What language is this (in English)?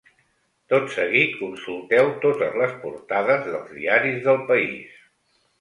Catalan